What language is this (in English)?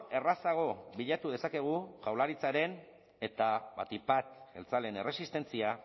Basque